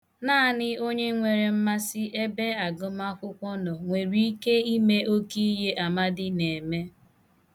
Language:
Igbo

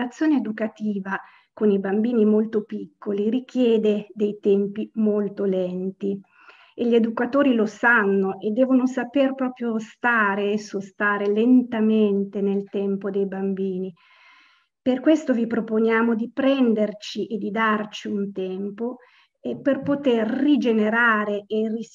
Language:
Italian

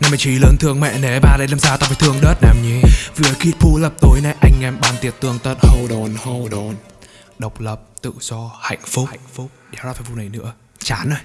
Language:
Vietnamese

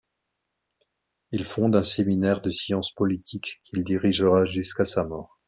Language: French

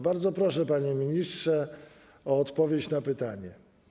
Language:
Polish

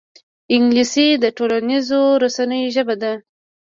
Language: Pashto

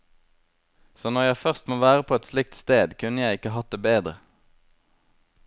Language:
Norwegian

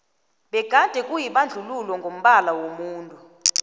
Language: South Ndebele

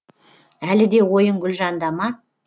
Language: Kazakh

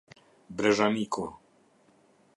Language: Albanian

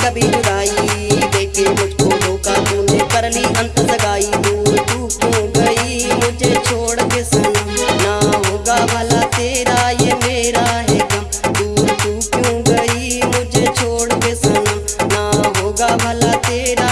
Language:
Hindi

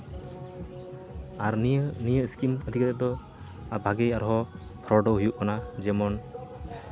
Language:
Santali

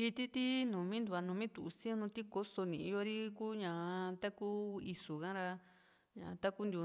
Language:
Juxtlahuaca Mixtec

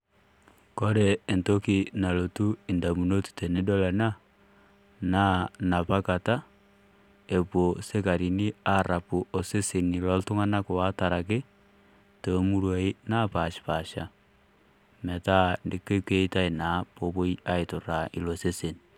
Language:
Masai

